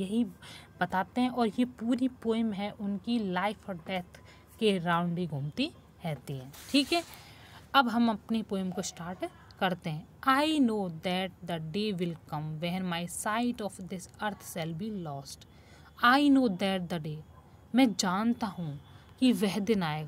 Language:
Hindi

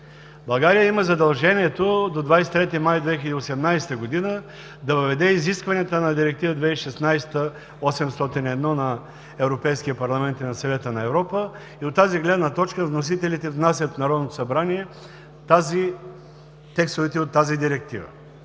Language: Bulgarian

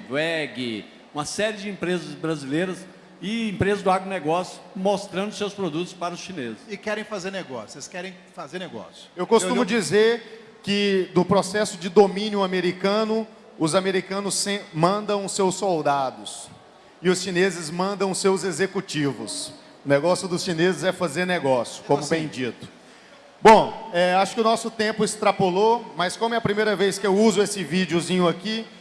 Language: Portuguese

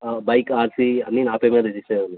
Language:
Telugu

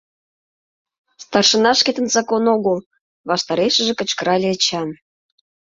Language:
Mari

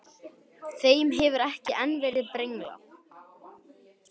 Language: Icelandic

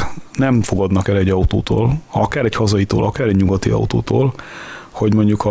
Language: Hungarian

